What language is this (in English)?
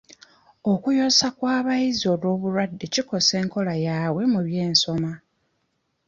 Ganda